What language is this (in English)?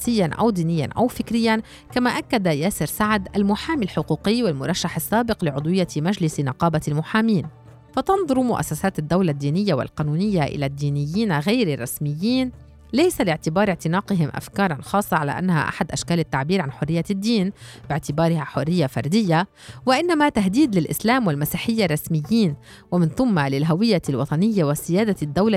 Arabic